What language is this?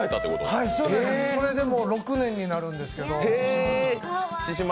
Japanese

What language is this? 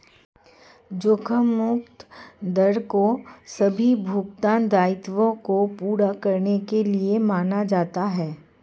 Hindi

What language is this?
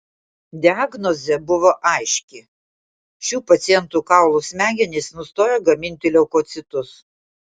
Lithuanian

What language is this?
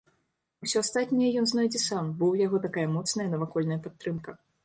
Belarusian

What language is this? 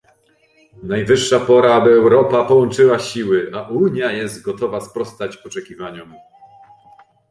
Polish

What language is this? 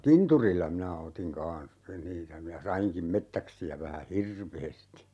Finnish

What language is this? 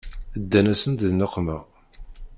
Kabyle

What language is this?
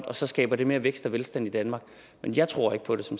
Danish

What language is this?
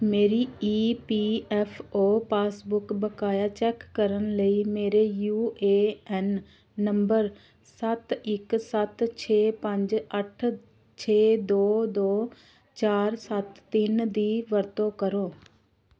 Punjabi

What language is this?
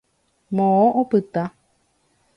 Guarani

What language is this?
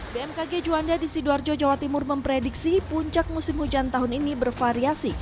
Indonesian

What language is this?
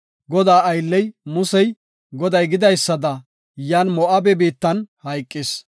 Gofa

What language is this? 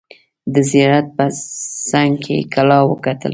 Pashto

